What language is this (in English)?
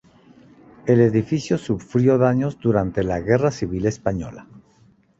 Spanish